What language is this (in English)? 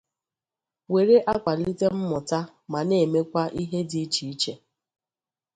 Igbo